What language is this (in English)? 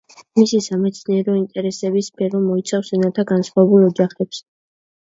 Georgian